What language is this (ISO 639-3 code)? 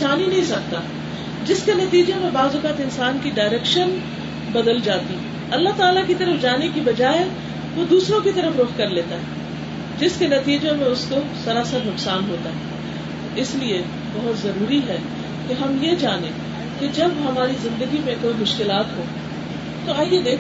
urd